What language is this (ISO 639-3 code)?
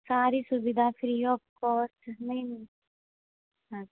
hin